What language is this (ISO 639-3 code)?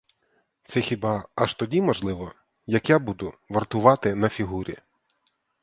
ukr